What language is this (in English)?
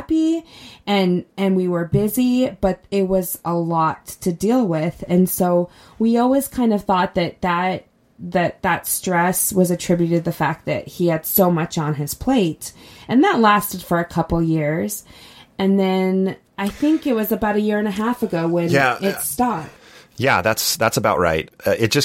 English